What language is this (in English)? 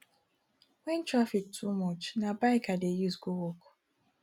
Nigerian Pidgin